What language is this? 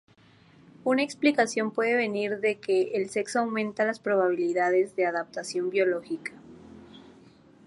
Spanish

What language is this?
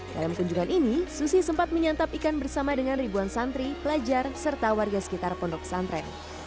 Indonesian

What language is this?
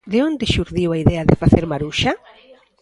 Galician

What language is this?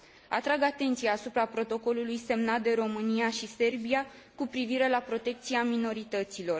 Romanian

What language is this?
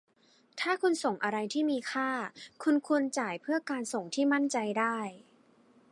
Thai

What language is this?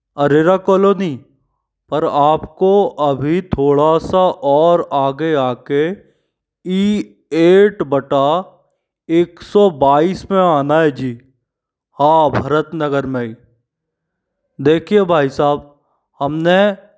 Hindi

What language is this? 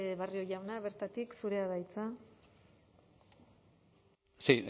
Basque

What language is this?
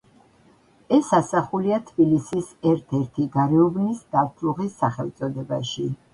Georgian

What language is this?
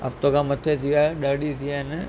Sindhi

